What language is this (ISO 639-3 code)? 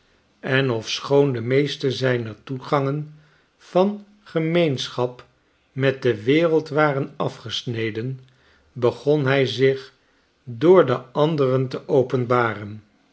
nld